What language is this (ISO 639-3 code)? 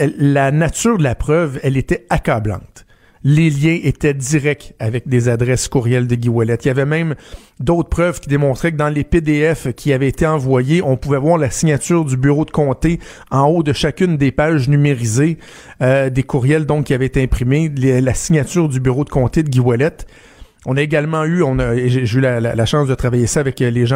fra